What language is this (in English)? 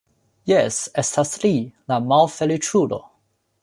Esperanto